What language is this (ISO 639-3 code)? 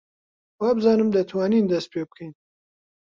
ckb